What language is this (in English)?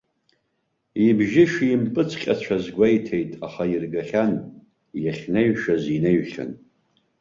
Abkhazian